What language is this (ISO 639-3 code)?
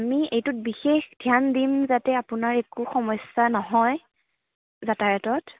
asm